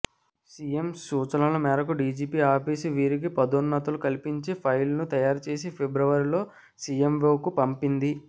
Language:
Telugu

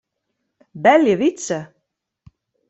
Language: Western Frisian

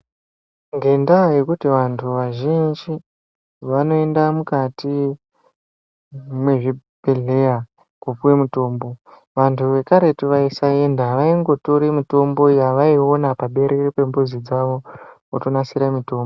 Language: Ndau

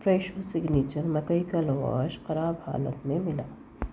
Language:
Urdu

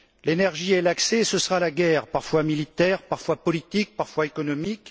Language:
French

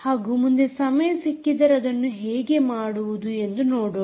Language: Kannada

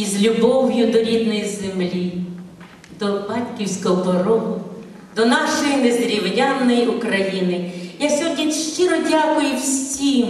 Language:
Ukrainian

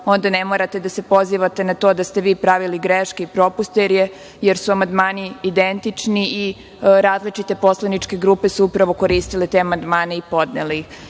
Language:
Serbian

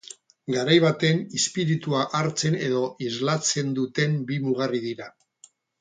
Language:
Basque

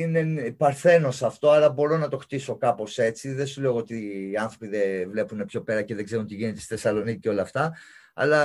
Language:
Greek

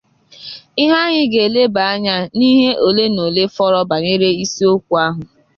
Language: Igbo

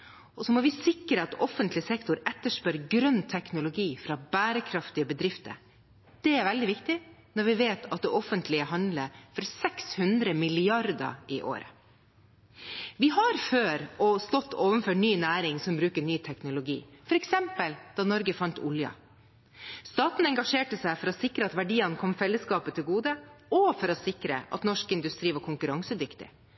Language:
Norwegian Bokmål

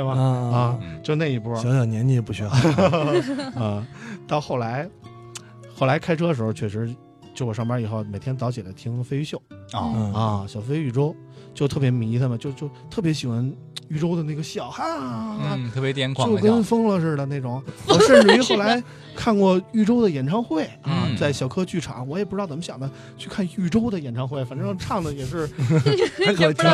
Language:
Chinese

